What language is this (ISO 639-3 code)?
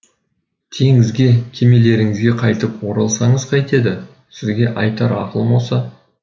kaz